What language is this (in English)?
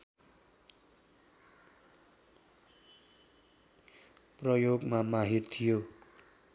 Nepali